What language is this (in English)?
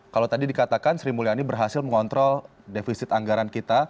Indonesian